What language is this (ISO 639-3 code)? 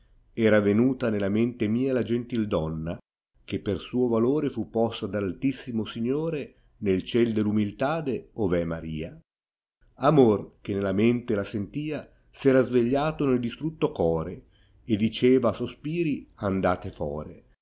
ita